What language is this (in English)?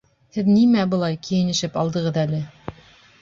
Bashkir